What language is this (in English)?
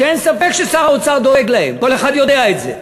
Hebrew